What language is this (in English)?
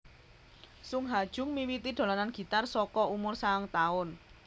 Javanese